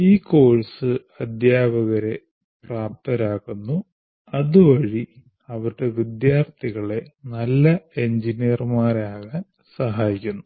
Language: Malayalam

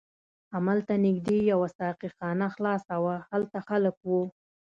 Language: Pashto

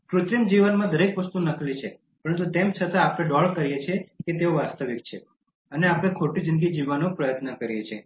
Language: Gujarati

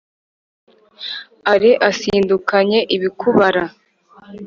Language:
Kinyarwanda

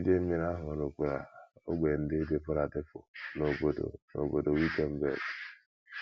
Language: Igbo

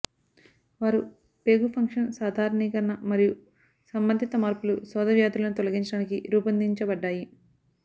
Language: Telugu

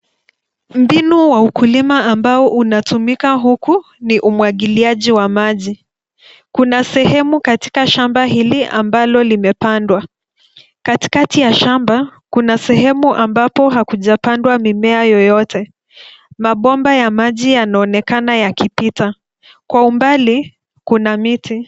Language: Swahili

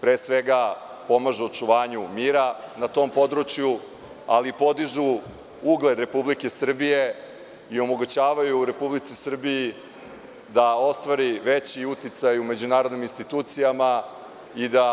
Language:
Serbian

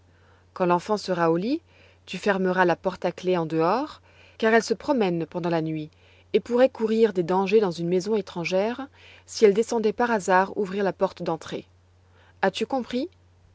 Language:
French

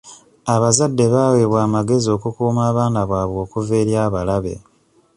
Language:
Ganda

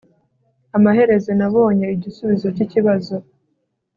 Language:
Kinyarwanda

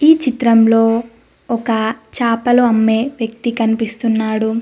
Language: Telugu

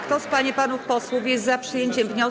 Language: Polish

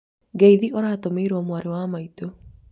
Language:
Kikuyu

